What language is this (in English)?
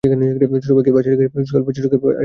Bangla